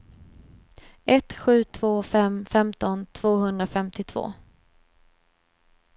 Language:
Swedish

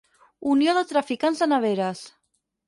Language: Catalan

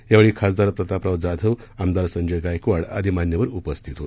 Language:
Marathi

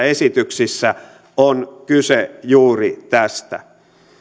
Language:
Finnish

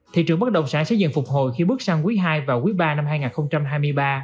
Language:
Vietnamese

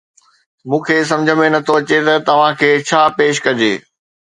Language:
Sindhi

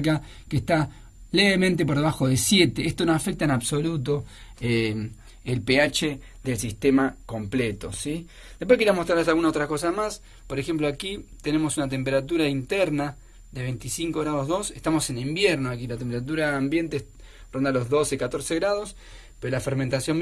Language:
Spanish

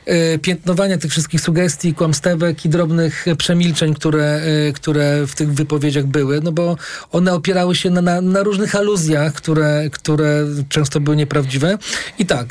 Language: Polish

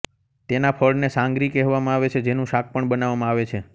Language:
Gujarati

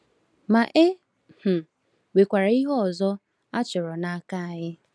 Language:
Igbo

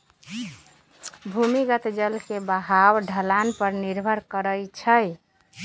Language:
Magahi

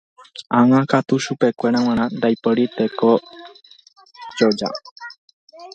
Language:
Guarani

